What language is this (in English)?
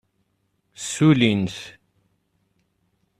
Kabyle